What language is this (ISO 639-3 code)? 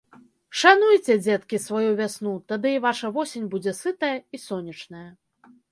bel